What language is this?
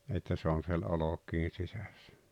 Finnish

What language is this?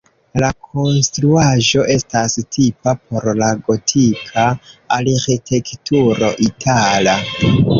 Esperanto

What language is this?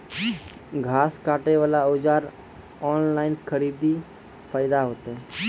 Maithili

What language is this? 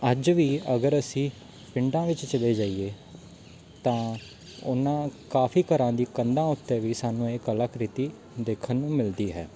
Punjabi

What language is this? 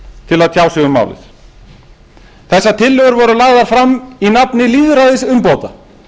Icelandic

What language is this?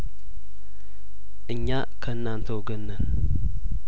Amharic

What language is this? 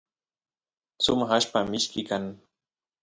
Santiago del Estero Quichua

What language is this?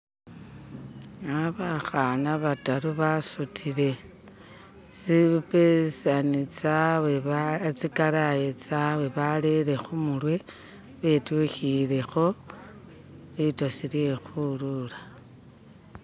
Masaaba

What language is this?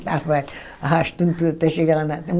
Portuguese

